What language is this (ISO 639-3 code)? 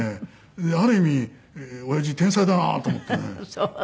jpn